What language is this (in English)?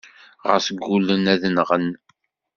Kabyle